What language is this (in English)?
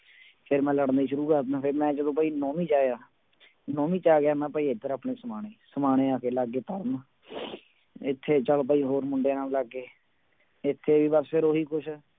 Punjabi